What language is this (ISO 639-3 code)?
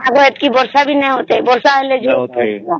ori